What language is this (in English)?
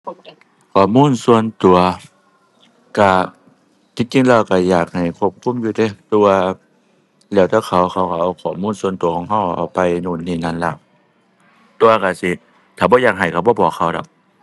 Thai